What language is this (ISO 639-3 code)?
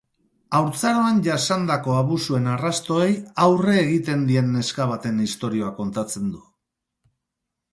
eus